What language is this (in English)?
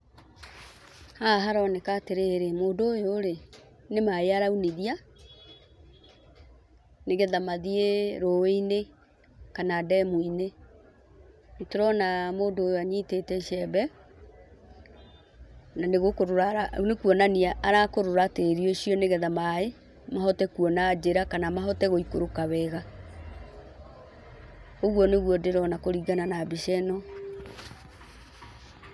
Kikuyu